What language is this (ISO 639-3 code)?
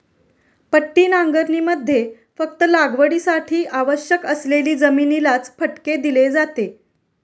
mar